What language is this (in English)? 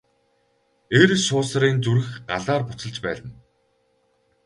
Mongolian